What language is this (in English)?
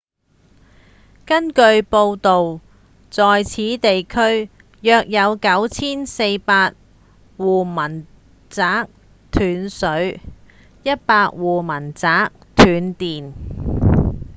Cantonese